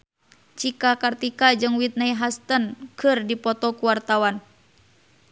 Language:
Sundanese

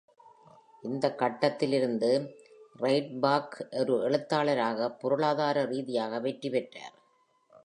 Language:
Tamil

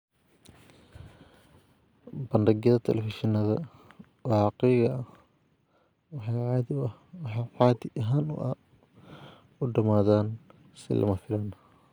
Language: Somali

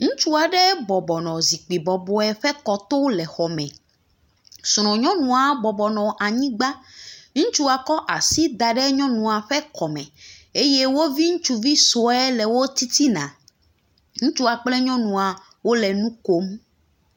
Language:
Ewe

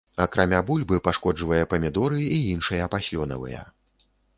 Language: Belarusian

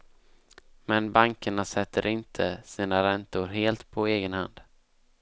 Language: Swedish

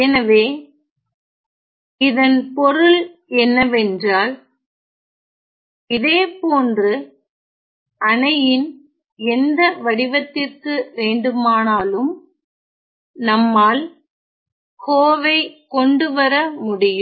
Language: Tamil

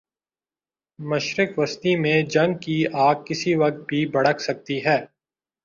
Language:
Urdu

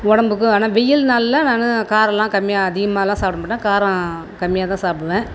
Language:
Tamil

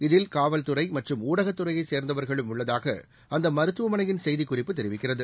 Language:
Tamil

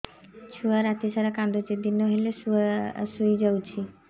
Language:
Odia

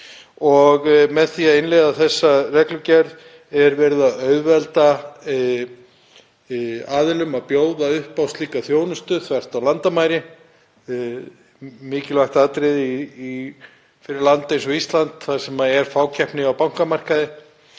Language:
Icelandic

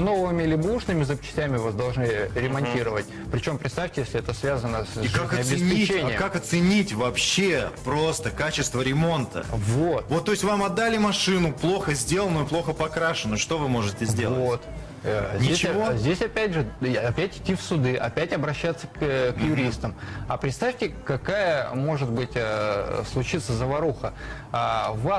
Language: Russian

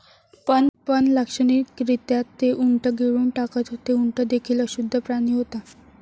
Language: Marathi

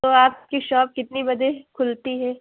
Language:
Urdu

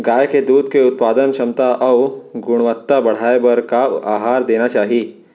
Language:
Chhattisgarhi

